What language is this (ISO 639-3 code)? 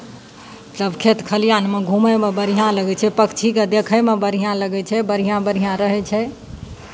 mai